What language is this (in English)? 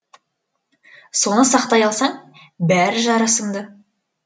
Kazakh